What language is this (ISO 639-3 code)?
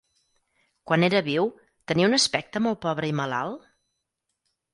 cat